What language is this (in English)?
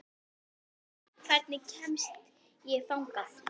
Icelandic